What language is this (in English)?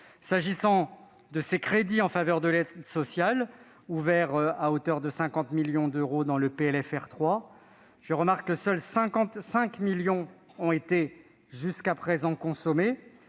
French